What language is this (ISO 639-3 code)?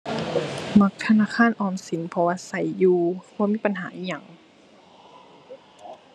tha